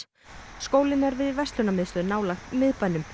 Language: Icelandic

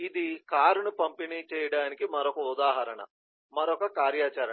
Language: Telugu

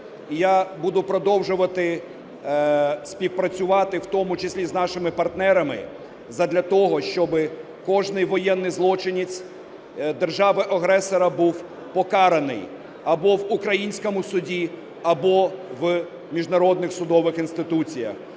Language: Ukrainian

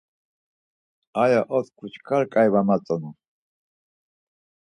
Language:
Laz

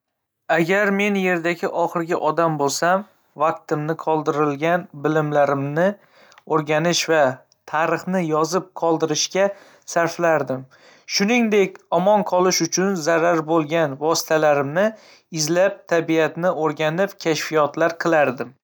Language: Uzbek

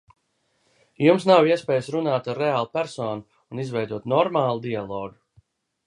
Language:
Latvian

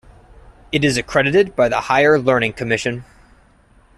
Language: English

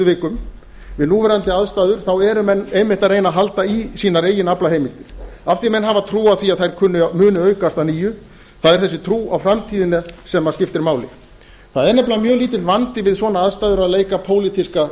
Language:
Icelandic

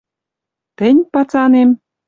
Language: Western Mari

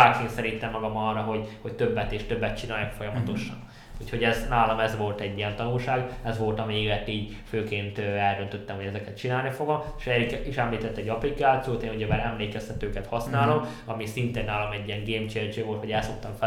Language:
Hungarian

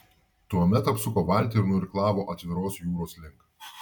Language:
Lithuanian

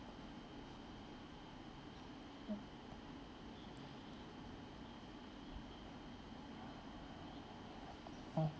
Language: English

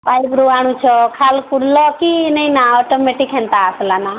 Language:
Odia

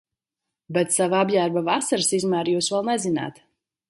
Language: Latvian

